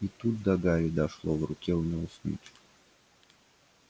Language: Russian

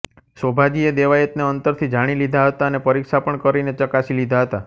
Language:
Gujarati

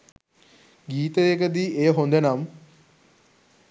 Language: Sinhala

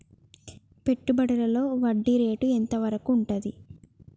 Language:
Telugu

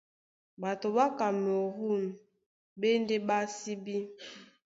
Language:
Duala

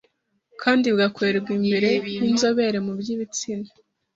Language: Kinyarwanda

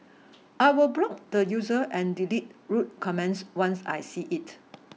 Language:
English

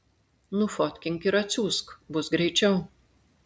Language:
Lithuanian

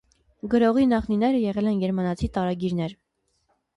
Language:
Armenian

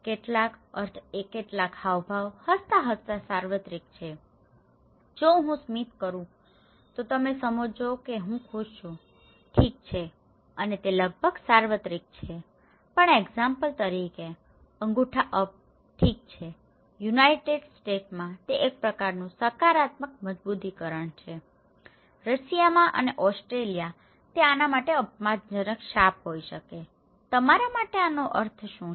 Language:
Gujarati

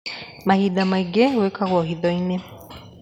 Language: Kikuyu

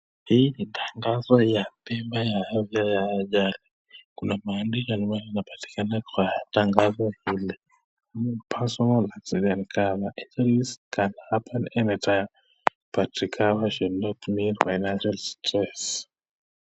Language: Swahili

